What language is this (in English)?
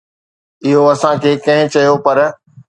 Sindhi